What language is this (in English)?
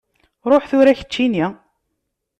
Kabyle